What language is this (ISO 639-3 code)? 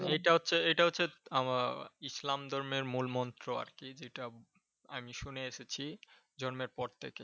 ben